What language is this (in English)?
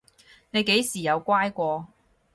Cantonese